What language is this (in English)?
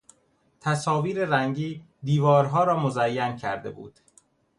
Persian